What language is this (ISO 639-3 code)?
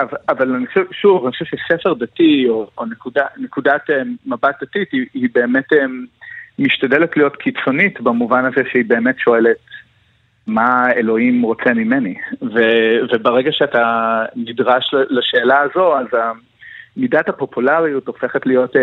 heb